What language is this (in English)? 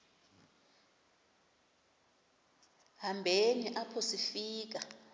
Xhosa